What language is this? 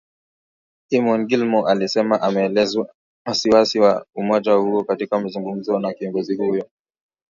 Swahili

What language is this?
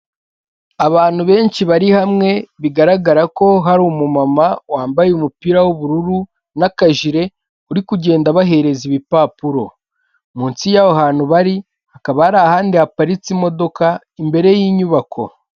Kinyarwanda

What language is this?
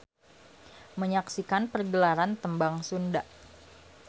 Sundanese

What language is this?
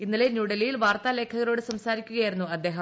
Malayalam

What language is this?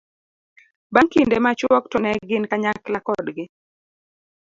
Luo (Kenya and Tanzania)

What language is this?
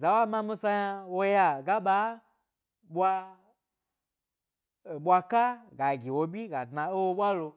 Gbari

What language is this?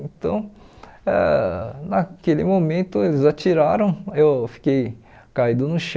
Portuguese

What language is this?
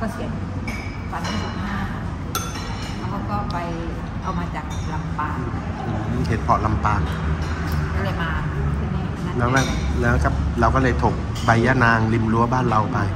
Thai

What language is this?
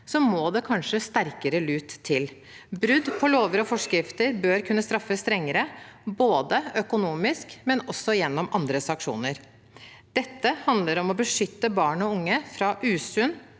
Norwegian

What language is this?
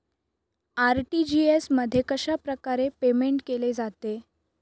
Marathi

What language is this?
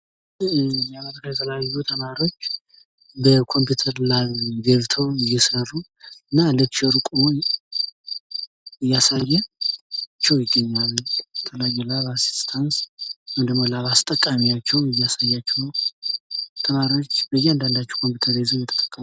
Amharic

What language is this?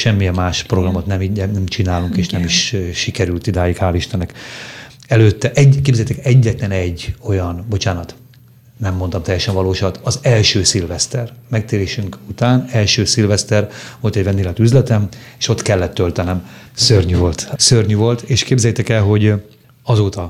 Hungarian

